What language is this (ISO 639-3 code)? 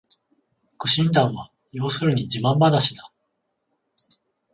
jpn